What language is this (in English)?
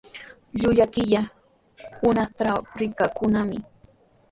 Sihuas Ancash Quechua